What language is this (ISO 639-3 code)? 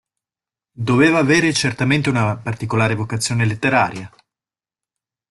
ita